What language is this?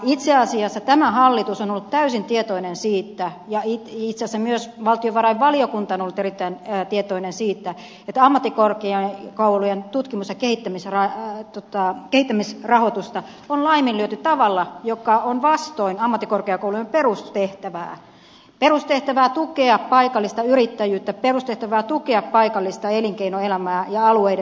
Finnish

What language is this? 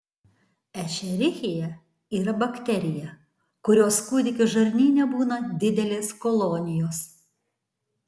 Lithuanian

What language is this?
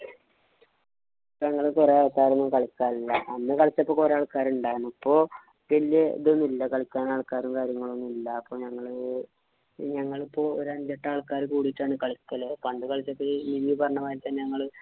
Malayalam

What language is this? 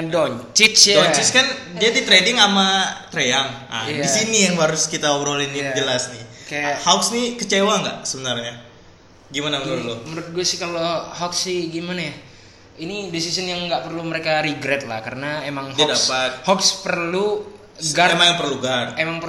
Indonesian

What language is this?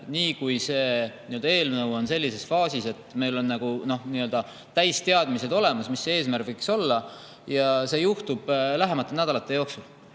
Estonian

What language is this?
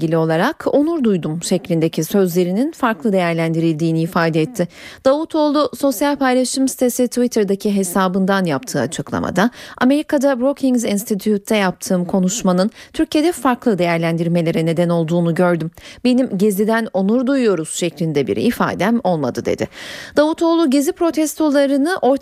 Turkish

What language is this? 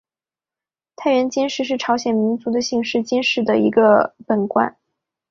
Chinese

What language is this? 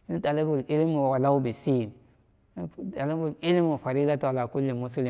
Samba Daka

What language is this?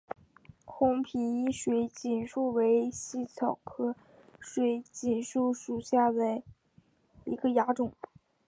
Chinese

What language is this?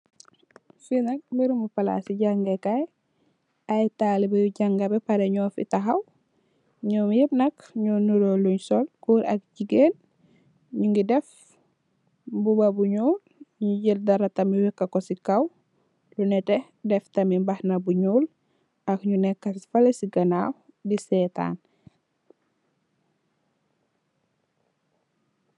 Wolof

